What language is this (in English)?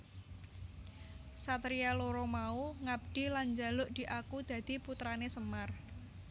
Javanese